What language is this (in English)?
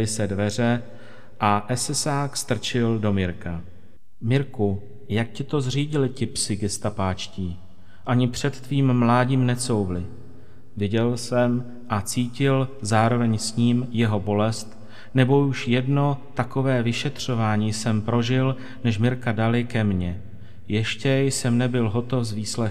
Czech